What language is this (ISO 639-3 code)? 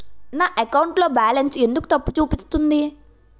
tel